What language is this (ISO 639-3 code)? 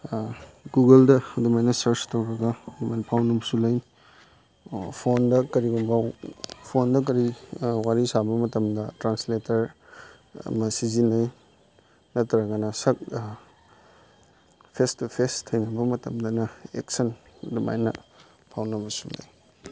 mni